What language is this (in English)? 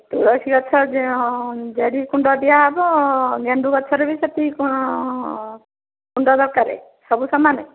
Odia